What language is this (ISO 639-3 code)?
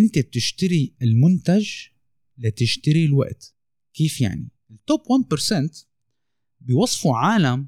ara